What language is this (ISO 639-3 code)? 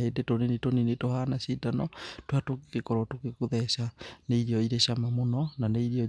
kik